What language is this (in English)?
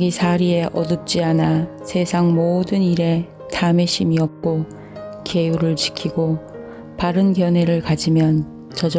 Korean